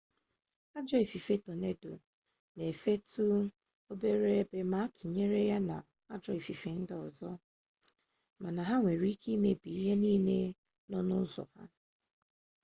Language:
Igbo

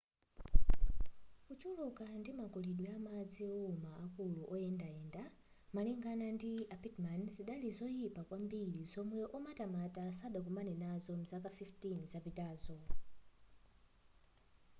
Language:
Nyanja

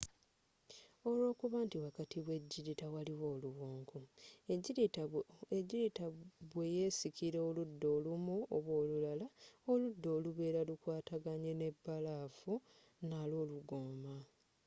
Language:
Ganda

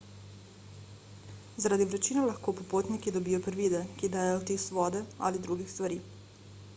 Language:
Slovenian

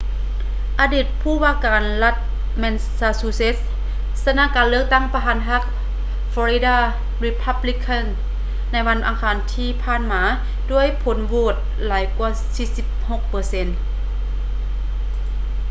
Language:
Lao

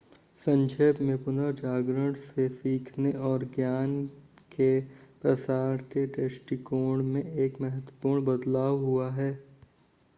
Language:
Hindi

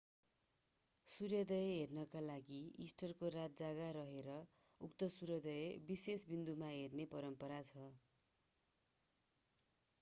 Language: Nepali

